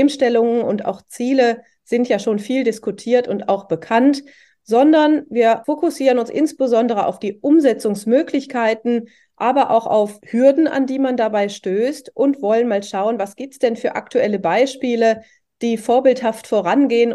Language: German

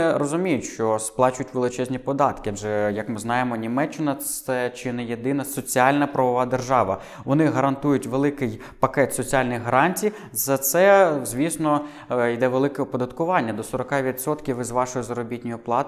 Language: Ukrainian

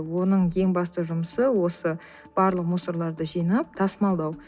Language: Kazakh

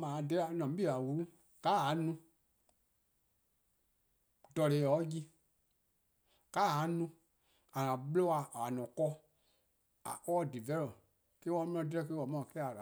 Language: Eastern Krahn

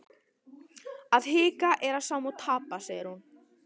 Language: Icelandic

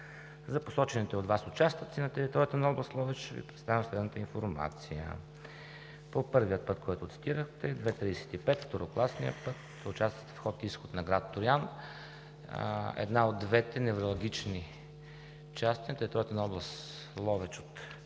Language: Bulgarian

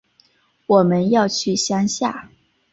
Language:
Chinese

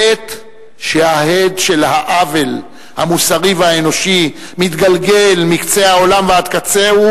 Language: Hebrew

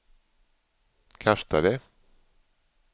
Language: Swedish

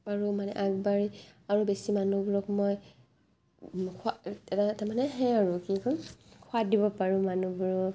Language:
Assamese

